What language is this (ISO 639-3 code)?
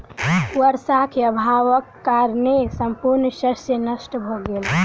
mai